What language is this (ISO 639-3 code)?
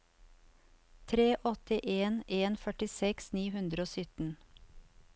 nor